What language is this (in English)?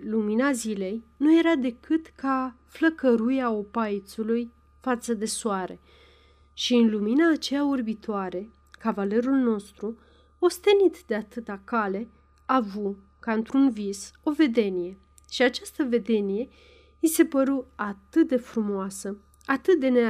Romanian